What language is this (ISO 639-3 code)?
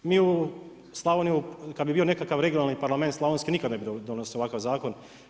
hrv